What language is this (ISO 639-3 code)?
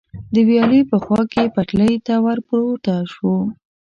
pus